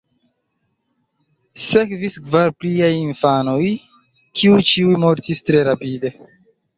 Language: Esperanto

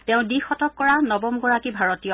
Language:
Assamese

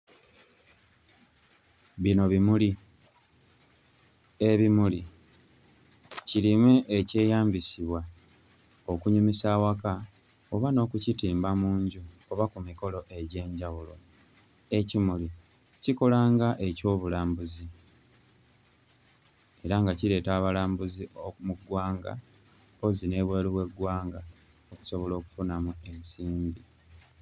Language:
Ganda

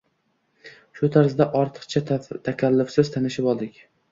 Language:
Uzbek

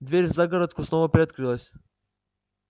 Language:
Russian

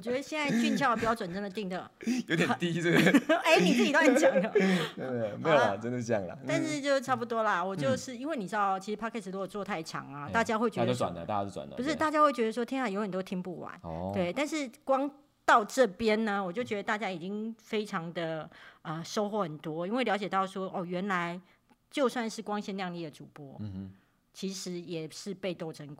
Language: Chinese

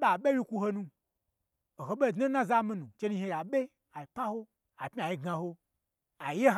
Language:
Gbagyi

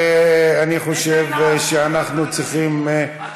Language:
Hebrew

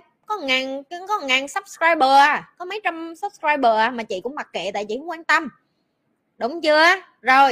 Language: Vietnamese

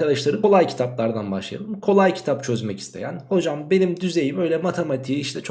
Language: Turkish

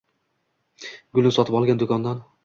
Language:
Uzbek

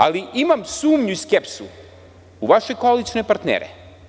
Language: Serbian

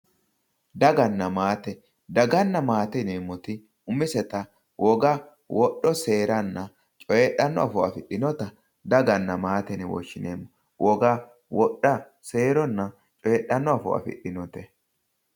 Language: Sidamo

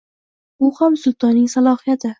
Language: Uzbek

